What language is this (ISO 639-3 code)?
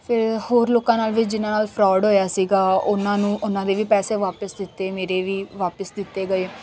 pan